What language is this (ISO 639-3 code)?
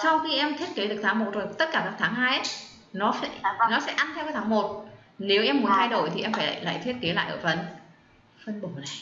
vie